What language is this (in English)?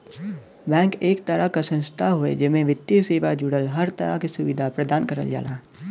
Bhojpuri